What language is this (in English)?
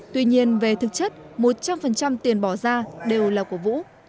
Vietnamese